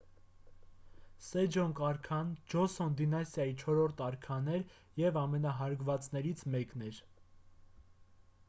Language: Armenian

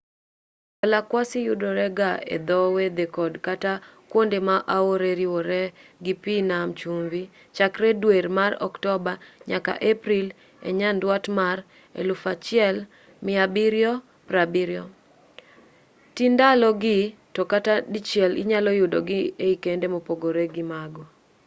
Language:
Luo (Kenya and Tanzania)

